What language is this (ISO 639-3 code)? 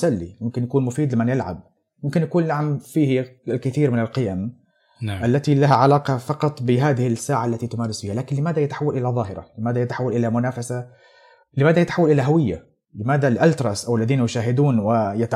ara